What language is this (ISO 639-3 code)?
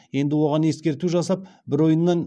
kaz